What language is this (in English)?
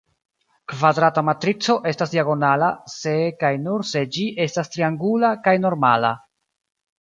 Esperanto